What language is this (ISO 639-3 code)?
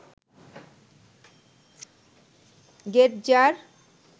ben